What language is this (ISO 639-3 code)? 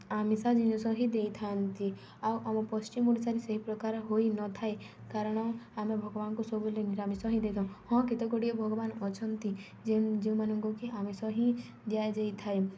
ori